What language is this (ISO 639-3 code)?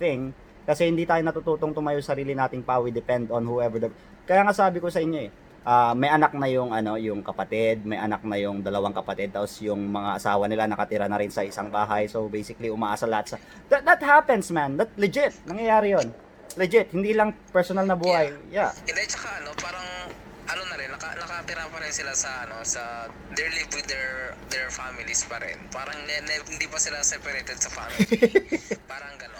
fil